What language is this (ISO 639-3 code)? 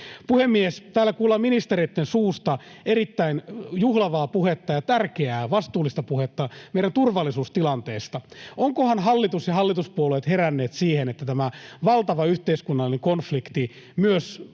fin